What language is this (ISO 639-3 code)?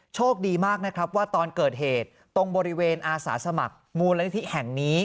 tha